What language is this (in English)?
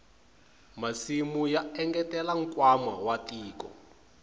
Tsonga